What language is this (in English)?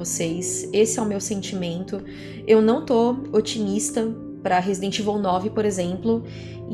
Portuguese